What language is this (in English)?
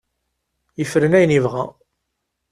Kabyle